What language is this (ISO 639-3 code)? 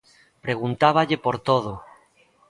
glg